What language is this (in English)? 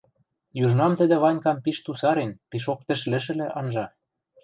Western Mari